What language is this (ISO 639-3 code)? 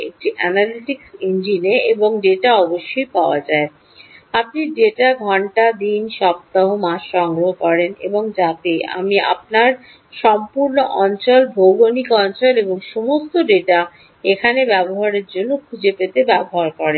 ben